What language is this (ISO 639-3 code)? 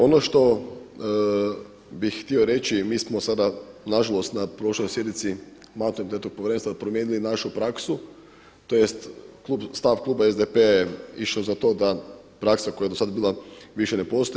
hrv